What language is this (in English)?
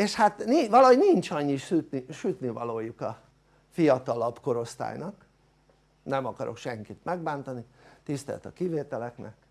Hungarian